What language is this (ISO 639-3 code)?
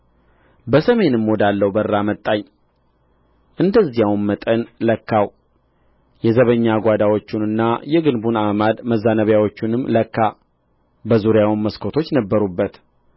amh